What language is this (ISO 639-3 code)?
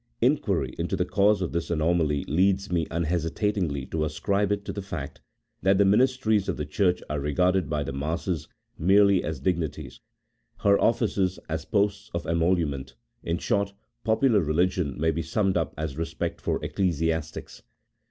eng